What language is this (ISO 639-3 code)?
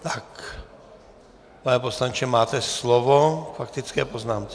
ces